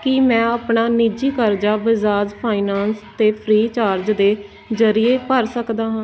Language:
Punjabi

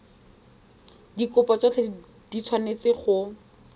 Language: Tswana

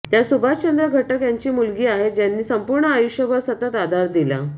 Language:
Marathi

